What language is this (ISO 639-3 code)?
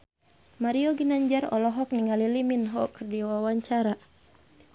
sun